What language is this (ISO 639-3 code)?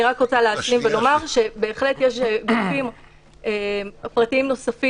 heb